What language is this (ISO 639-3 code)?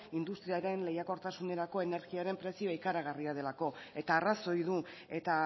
eus